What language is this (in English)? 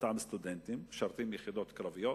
Hebrew